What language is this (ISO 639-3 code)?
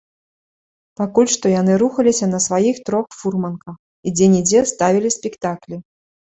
bel